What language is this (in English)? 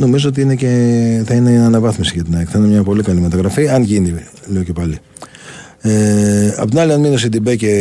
Greek